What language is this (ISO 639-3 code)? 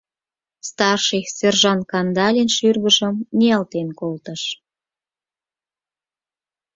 chm